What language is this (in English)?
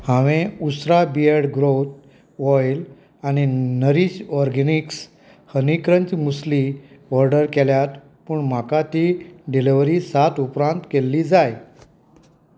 Konkani